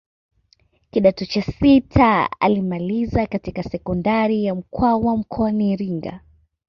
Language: Swahili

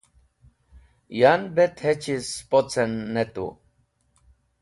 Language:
Wakhi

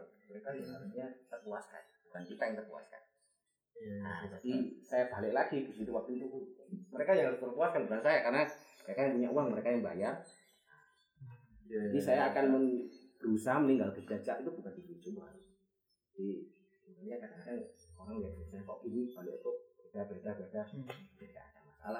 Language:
Indonesian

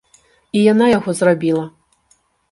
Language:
Belarusian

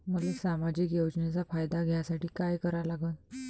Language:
Marathi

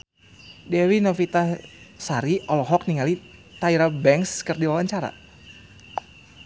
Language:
Sundanese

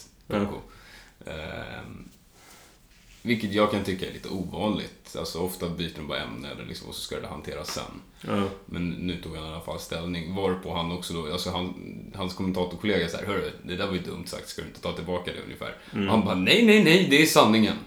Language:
Swedish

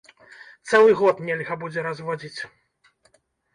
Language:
Belarusian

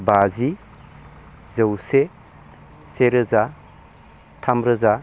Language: Bodo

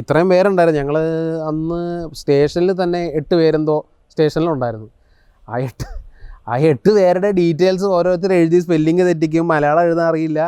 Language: Malayalam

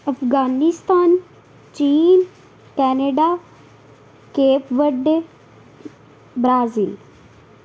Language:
Punjabi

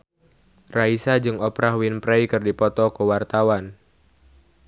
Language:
Sundanese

